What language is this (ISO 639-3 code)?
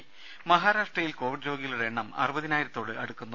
mal